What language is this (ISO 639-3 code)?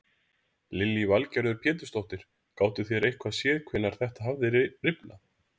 isl